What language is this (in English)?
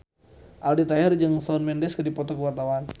Sundanese